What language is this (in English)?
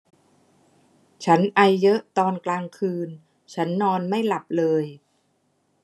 Thai